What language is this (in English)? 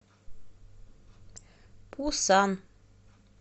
Russian